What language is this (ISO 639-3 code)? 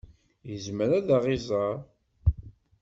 kab